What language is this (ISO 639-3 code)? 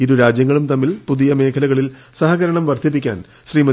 mal